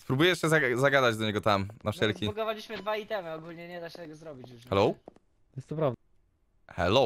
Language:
Polish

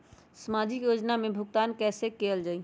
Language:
Magahi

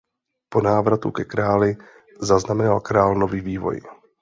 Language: Czech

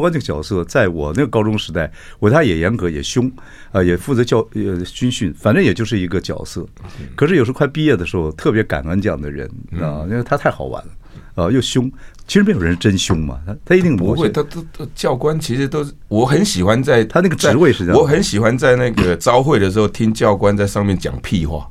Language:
Chinese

